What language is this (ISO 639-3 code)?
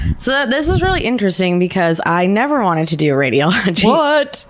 eng